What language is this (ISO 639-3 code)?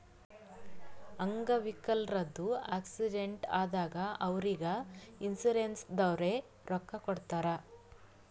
kan